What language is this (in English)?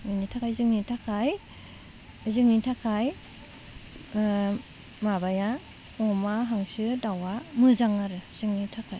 Bodo